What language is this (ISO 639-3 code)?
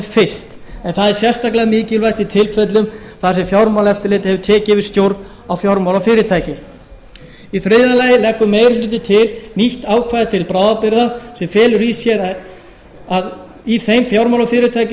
isl